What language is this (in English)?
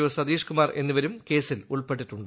Malayalam